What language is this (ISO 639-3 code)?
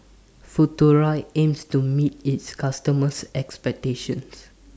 eng